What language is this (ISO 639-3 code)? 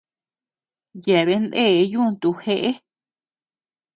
cux